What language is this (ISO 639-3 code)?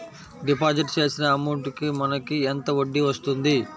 tel